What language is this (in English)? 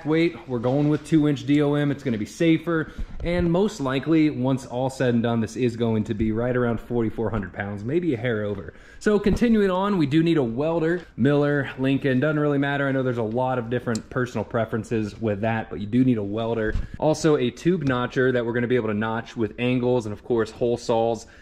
English